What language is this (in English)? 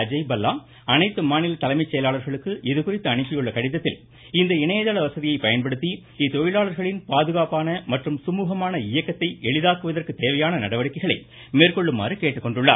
Tamil